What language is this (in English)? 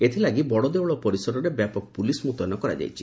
Odia